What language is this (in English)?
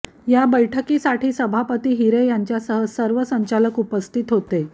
Marathi